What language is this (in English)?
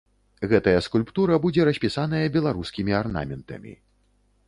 Belarusian